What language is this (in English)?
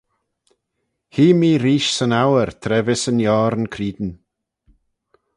Manx